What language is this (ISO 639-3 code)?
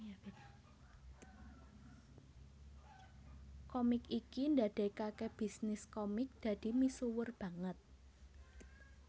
jav